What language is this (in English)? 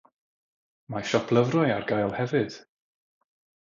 Welsh